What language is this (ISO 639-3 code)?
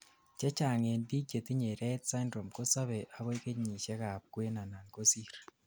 kln